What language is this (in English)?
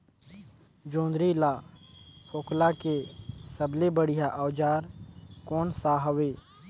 Chhattisgarhi